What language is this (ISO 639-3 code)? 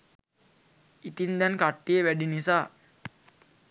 sin